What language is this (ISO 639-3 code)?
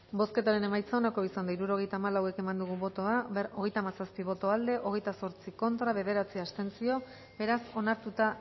eus